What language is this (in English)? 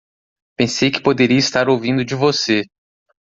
Portuguese